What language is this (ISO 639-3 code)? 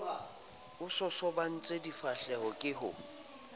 sot